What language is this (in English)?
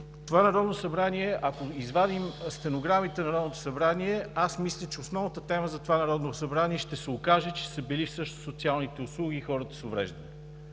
Bulgarian